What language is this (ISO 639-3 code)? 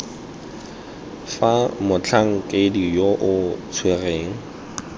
tsn